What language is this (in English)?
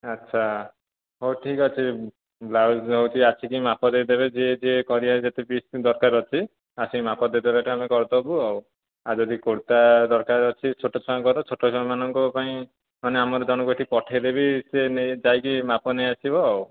Odia